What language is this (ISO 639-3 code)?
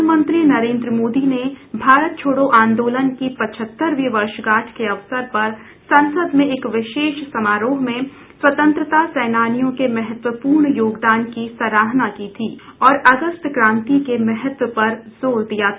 hin